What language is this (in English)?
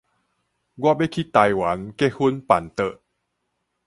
Min Nan Chinese